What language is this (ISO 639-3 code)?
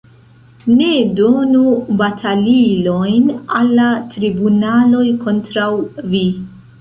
epo